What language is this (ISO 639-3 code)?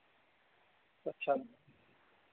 doi